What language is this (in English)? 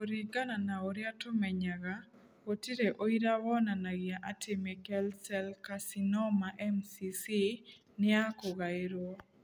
Kikuyu